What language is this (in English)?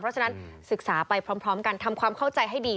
Thai